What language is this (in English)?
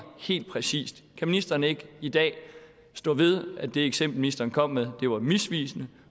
Danish